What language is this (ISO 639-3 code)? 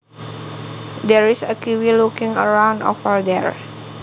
jav